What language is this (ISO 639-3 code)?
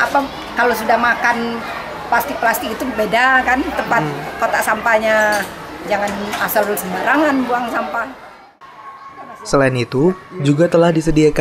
ind